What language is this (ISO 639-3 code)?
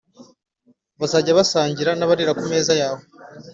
kin